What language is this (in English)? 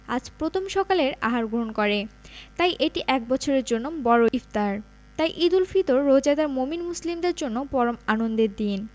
Bangla